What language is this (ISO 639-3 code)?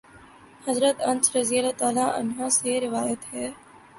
urd